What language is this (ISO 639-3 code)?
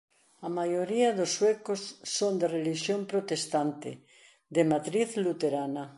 glg